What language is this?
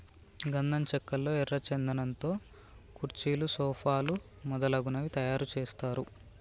Telugu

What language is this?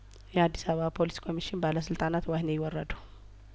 Amharic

